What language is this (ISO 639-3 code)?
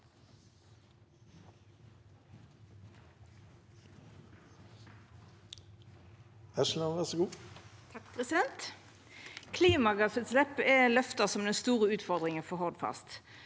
nor